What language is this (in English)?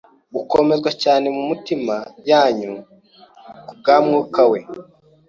Kinyarwanda